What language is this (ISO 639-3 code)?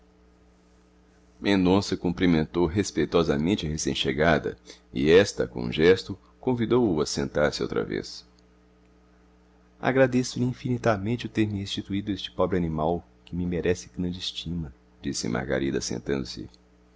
por